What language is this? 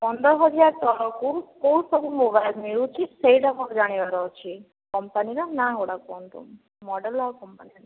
Odia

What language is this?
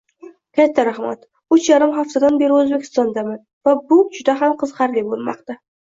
Uzbek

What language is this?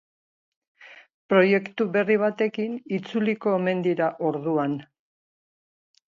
Basque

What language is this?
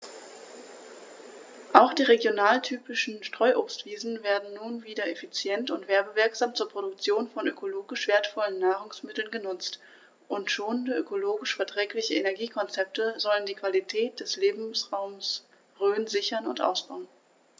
German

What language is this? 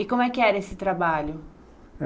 Portuguese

